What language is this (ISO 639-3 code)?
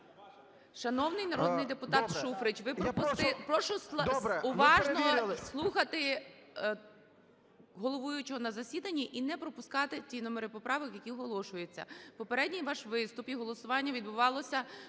ukr